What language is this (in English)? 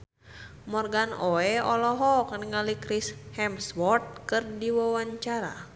Sundanese